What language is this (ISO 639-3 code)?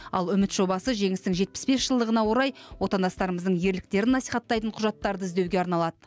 kaz